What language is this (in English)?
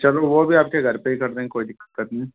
Hindi